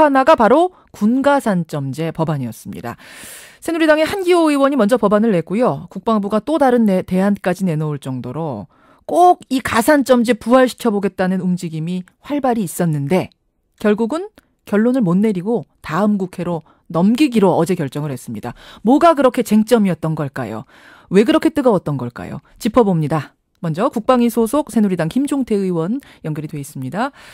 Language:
Korean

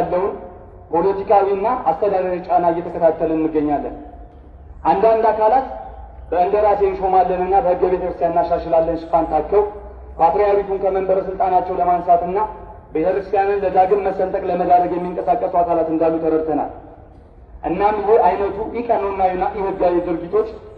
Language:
Turkish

